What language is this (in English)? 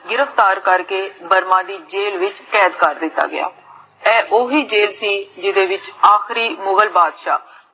Punjabi